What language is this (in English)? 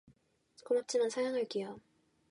Korean